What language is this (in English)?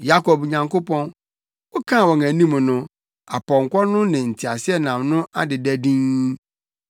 Akan